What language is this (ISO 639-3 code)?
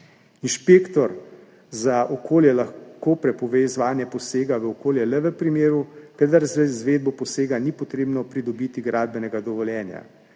slv